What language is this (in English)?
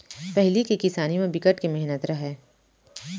Chhattisgarhi